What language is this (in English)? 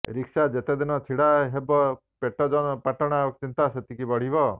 Odia